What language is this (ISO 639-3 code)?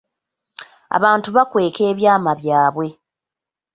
lug